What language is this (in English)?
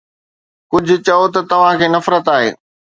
Sindhi